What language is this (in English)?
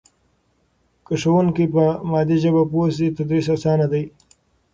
Pashto